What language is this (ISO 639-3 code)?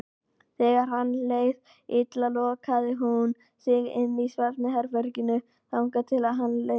isl